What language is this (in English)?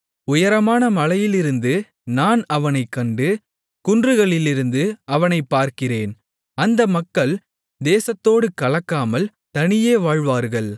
Tamil